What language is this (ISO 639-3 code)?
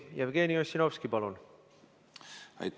est